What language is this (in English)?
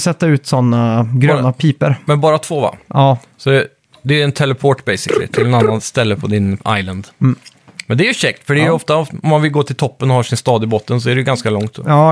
Swedish